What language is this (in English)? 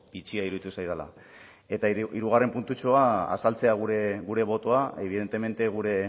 Basque